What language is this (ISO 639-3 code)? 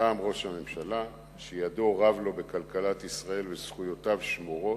heb